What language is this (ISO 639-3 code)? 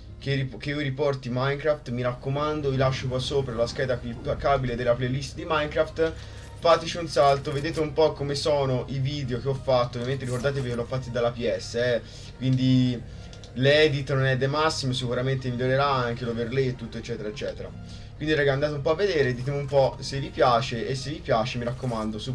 ita